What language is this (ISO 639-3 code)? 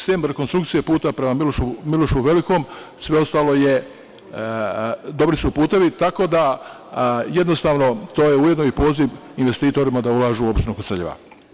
srp